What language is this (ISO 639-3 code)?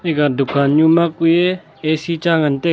nnp